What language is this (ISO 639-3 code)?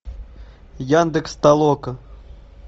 rus